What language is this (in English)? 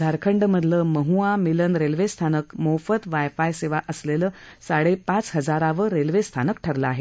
Marathi